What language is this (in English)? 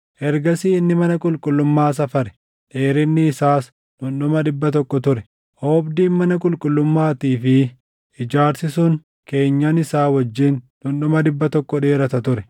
Oromo